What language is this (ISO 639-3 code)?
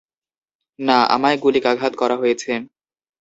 ben